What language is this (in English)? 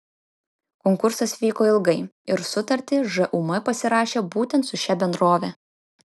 Lithuanian